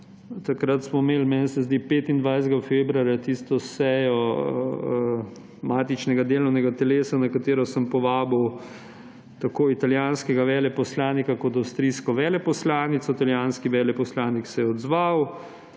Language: Slovenian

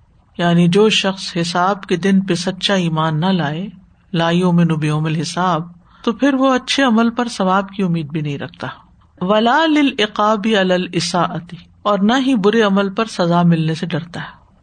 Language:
Urdu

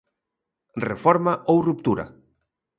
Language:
Galician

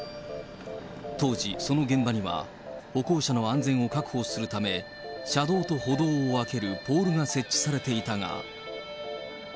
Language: Japanese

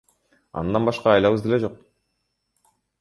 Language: Kyrgyz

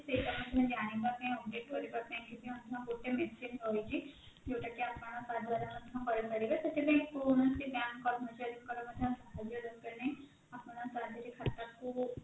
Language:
Odia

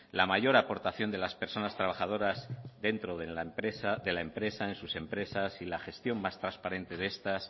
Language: Spanish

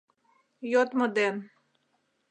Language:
Mari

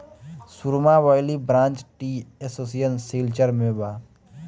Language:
Bhojpuri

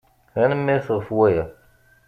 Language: Kabyle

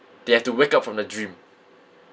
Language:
English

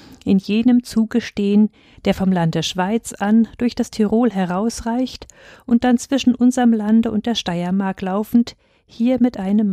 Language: German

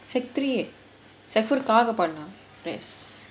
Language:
English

